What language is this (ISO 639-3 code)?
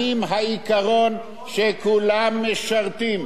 heb